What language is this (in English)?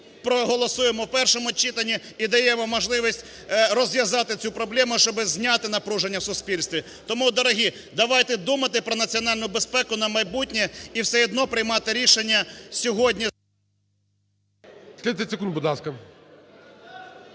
Ukrainian